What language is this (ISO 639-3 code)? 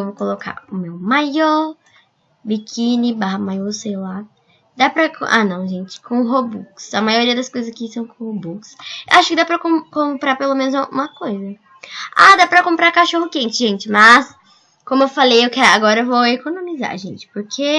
por